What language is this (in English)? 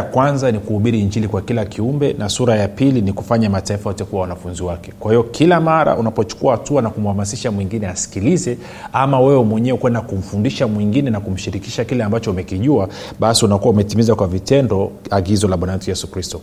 Swahili